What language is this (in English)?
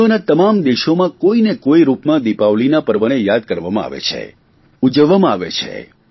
Gujarati